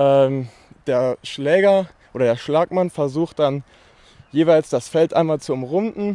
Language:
German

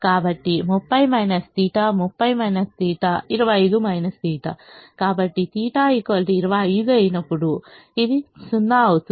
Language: Telugu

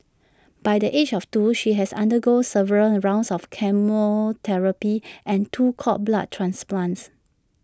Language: English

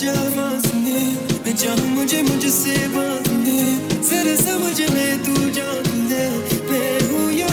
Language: Hindi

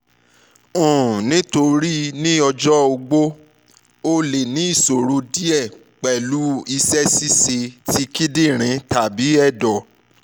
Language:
Yoruba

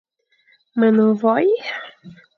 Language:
Fang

